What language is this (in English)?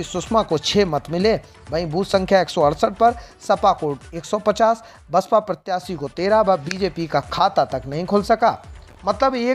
Hindi